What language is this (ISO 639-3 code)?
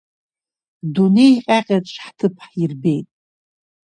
abk